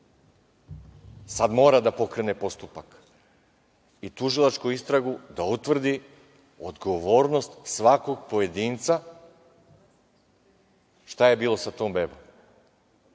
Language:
Serbian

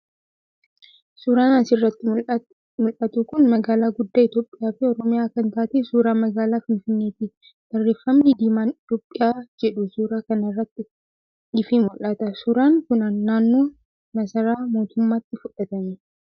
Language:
Oromo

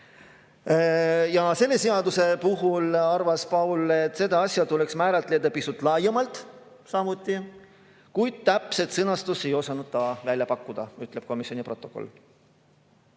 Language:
Estonian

